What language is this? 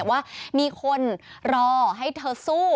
Thai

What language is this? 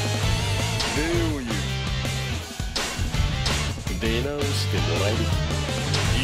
Japanese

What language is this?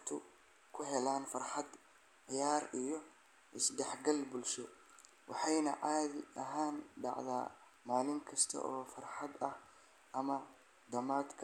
Somali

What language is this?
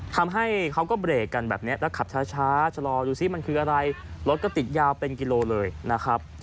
Thai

